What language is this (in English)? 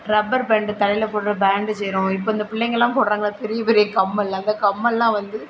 Tamil